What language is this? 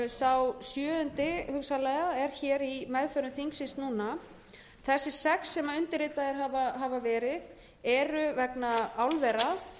Icelandic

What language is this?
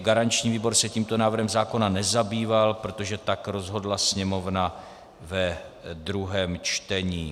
Czech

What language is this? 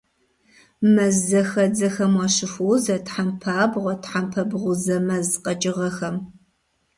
Kabardian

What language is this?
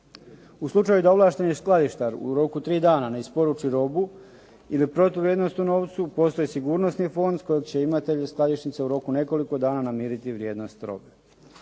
Croatian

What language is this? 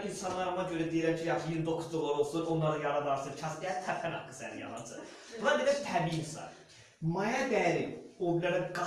Azerbaijani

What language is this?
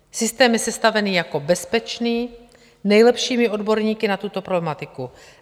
Czech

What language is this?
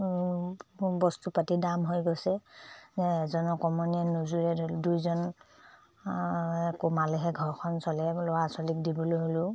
Assamese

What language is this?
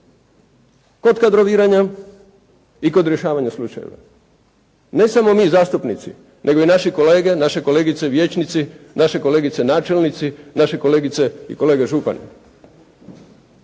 Croatian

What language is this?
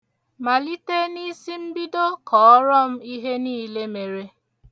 Igbo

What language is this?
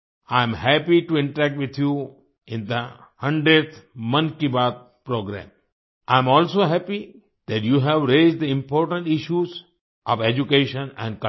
Hindi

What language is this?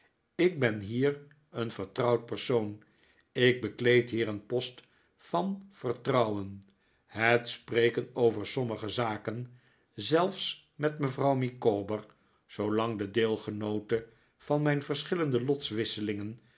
Dutch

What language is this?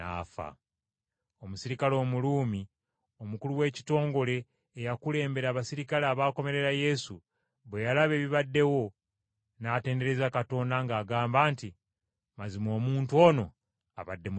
Ganda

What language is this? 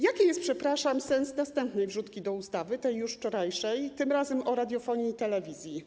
Polish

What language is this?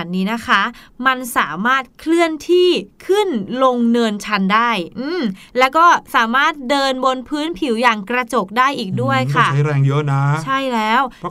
Thai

